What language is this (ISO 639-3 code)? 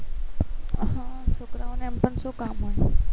guj